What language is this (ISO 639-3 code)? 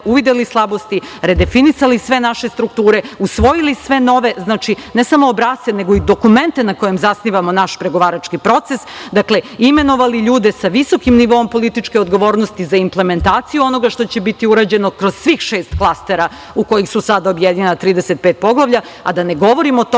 srp